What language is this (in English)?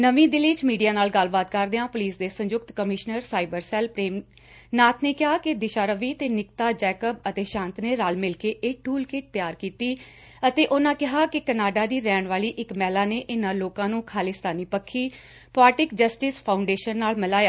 Punjabi